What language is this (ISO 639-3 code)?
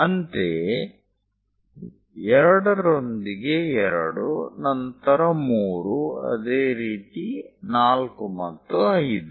kan